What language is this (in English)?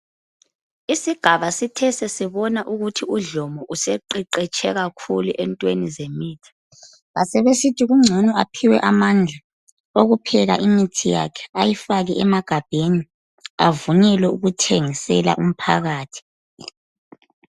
North Ndebele